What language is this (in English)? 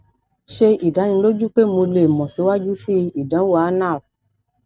Yoruba